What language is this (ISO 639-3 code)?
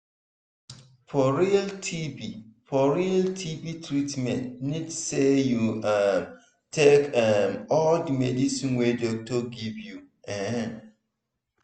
pcm